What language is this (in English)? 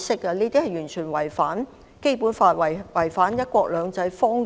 Cantonese